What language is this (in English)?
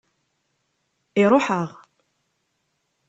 Kabyle